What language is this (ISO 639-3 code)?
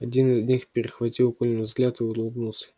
rus